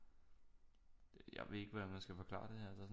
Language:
Danish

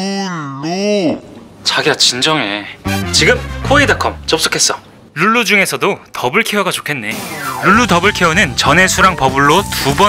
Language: Korean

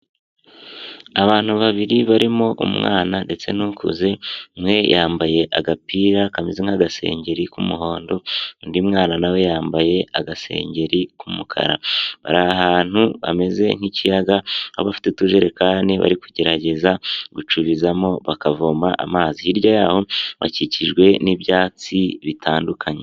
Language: Kinyarwanda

